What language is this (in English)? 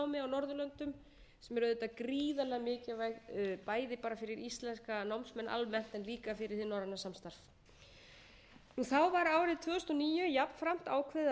Icelandic